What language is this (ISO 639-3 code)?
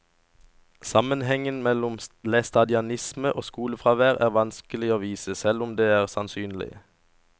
nor